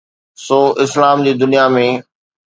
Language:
Sindhi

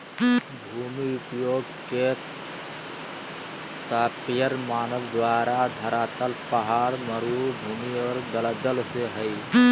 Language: Magahi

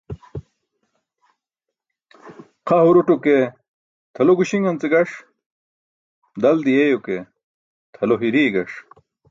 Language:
Burushaski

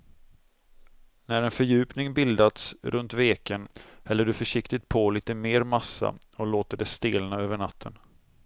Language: Swedish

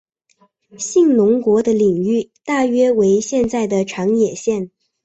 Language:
Chinese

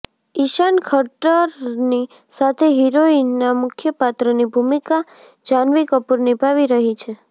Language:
Gujarati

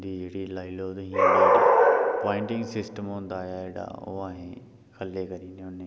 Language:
Dogri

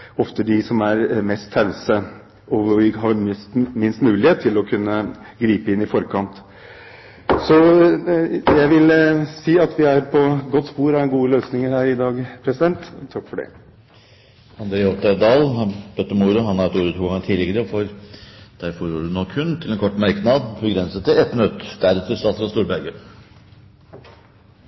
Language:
Norwegian Bokmål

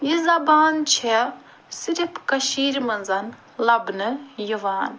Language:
Kashmiri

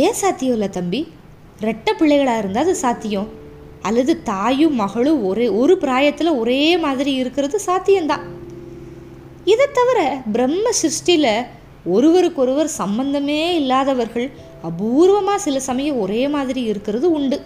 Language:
Tamil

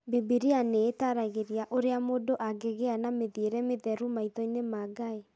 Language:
Kikuyu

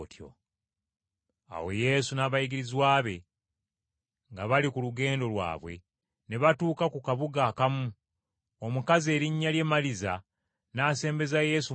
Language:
Ganda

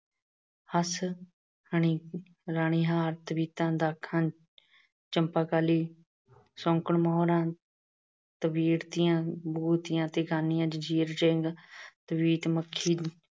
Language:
Punjabi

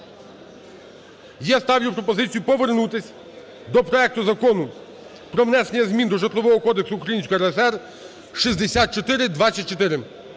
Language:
Ukrainian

